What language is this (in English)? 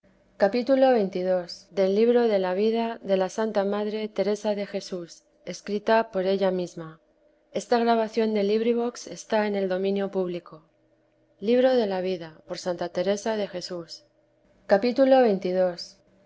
Spanish